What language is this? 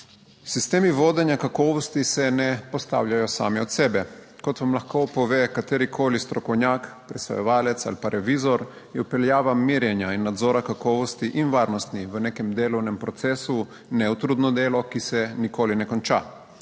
Slovenian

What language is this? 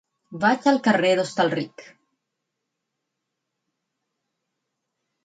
Catalan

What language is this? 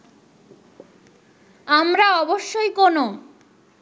Bangla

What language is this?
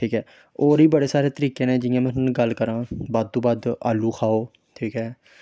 Dogri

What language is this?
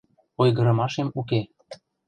Mari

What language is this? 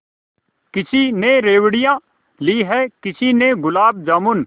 Hindi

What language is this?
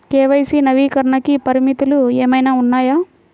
Telugu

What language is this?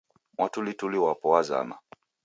Taita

